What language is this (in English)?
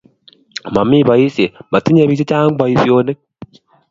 Kalenjin